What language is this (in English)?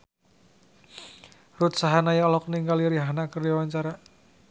Sundanese